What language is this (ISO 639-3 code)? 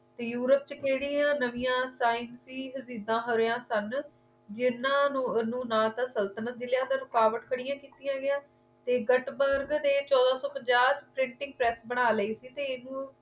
pan